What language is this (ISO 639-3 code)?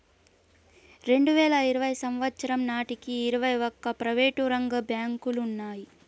tel